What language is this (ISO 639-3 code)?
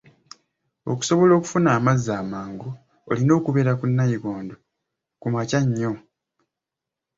lug